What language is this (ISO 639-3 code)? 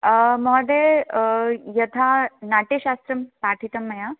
san